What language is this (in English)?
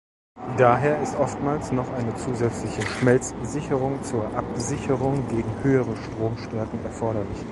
German